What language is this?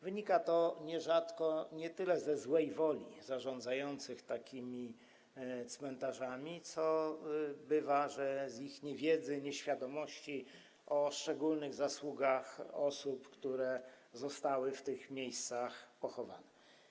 Polish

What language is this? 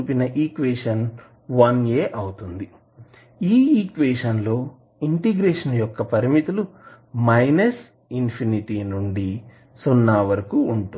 Telugu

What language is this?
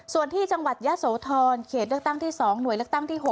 Thai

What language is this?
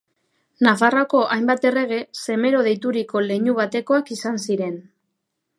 Basque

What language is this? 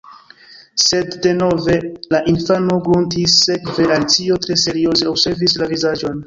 Esperanto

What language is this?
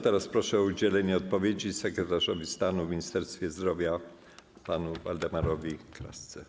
Polish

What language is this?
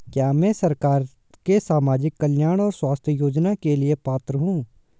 Hindi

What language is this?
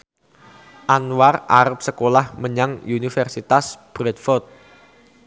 Javanese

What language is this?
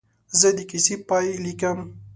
Pashto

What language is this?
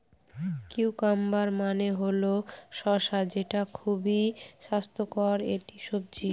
Bangla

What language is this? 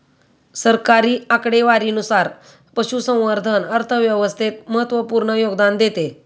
Marathi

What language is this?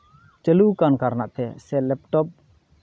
Santali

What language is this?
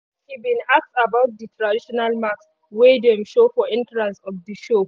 Nigerian Pidgin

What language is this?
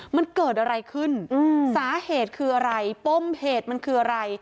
Thai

